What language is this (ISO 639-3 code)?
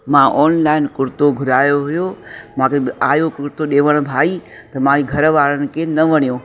snd